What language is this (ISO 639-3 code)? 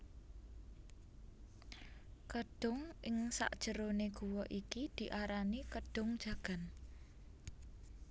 jav